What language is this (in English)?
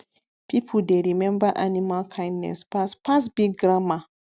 Nigerian Pidgin